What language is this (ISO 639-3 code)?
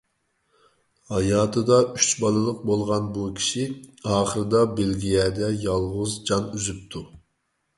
uig